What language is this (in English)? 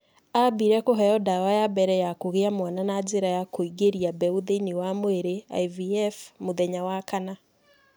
Kikuyu